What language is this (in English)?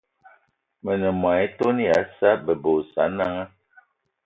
Eton (Cameroon)